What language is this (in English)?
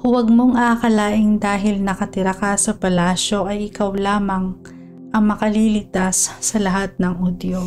Filipino